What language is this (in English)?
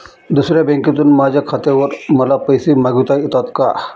Marathi